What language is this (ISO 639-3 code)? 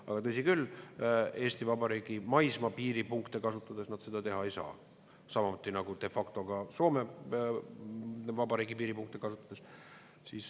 est